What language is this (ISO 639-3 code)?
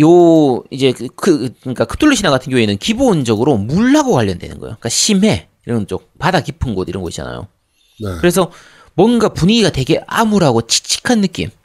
kor